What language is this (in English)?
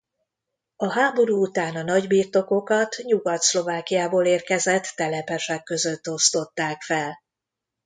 Hungarian